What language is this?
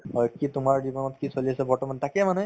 Assamese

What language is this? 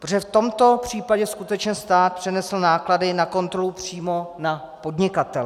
Czech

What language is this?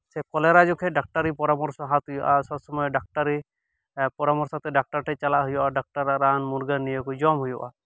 Santali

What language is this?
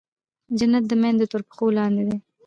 Pashto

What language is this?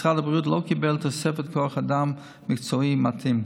Hebrew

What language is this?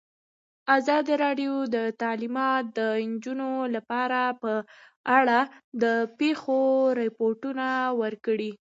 Pashto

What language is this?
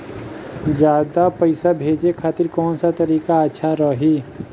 Bhojpuri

